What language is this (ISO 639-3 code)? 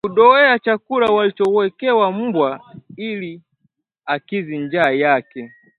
swa